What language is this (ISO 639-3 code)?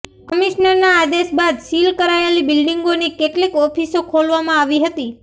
guj